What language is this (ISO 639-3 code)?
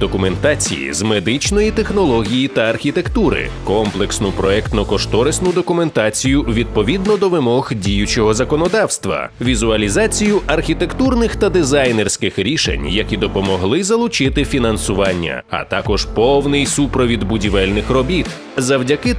ukr